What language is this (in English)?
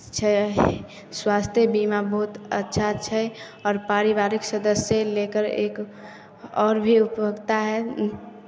Maithili